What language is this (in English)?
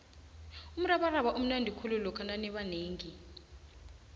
South Ndebele